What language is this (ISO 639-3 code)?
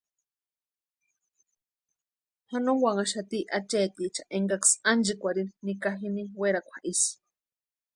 pua